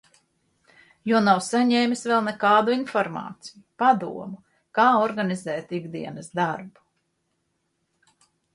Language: Latvian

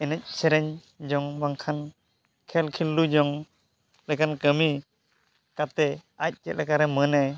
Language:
Santali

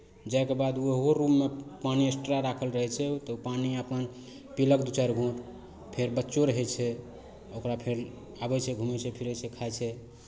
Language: Maithili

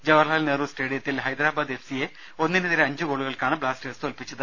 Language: Malayalam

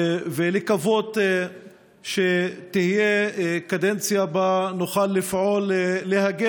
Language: Hebrew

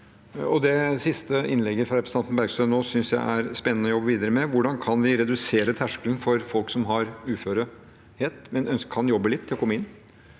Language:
Norwegian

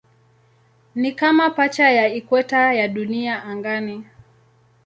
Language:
Swahili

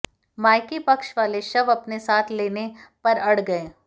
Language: Hindi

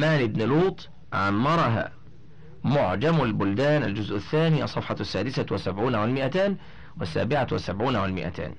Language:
Arabic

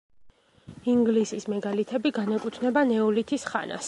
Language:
Georgian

